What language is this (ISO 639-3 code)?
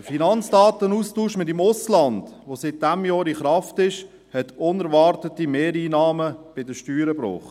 gsw